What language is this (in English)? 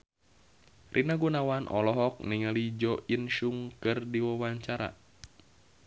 Sundanese